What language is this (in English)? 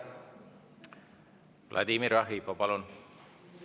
Estonian